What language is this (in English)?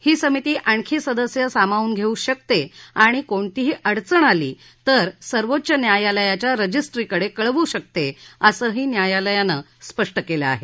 Marathi